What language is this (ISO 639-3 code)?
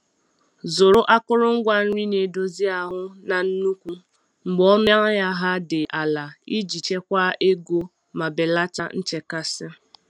ibo